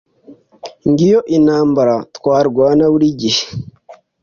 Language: Kinyarwanda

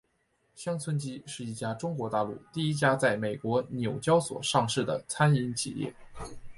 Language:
Chinese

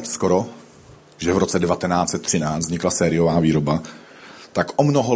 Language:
Czech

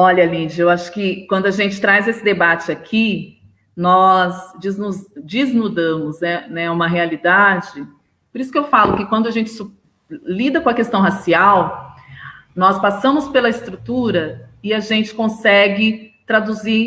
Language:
Portuguese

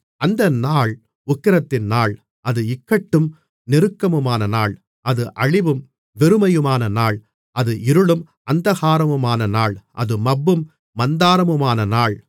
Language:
Tamil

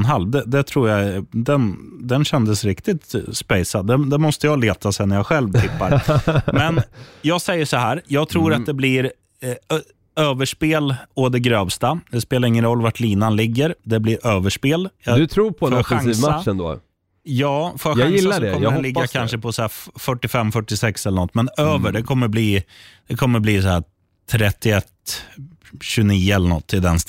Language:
Swedish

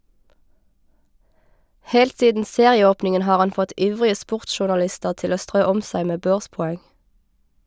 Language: Norwegian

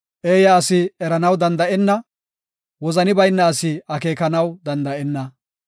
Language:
Gofa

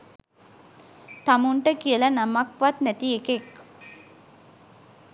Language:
Sinhala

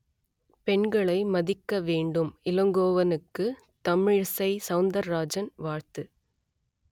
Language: Tamil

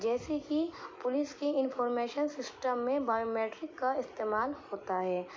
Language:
Urdu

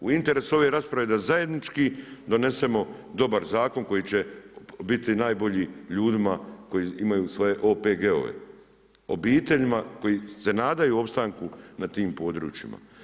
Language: Croatian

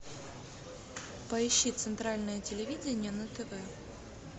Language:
Russian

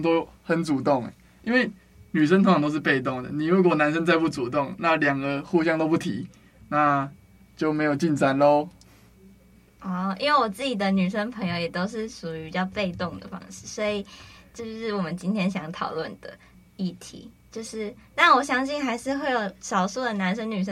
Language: Chinese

